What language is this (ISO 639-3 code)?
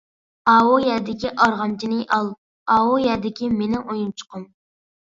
uig